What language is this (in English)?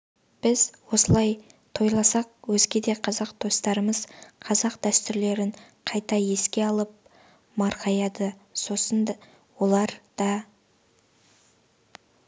Kazakh